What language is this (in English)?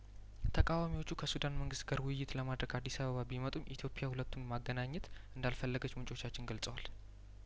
Amharic